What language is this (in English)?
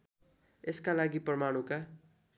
Nepali